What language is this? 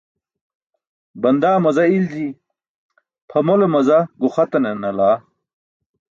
Burushaski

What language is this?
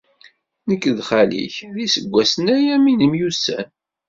Kabyle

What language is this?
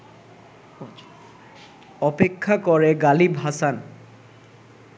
Bangla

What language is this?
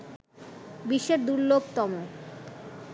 Bangla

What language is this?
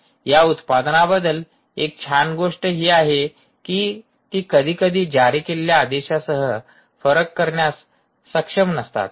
Marathi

